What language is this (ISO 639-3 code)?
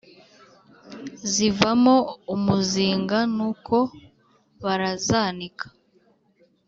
kin